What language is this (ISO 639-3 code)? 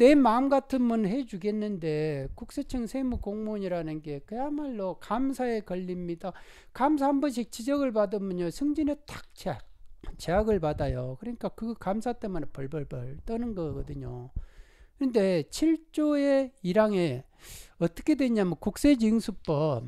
kor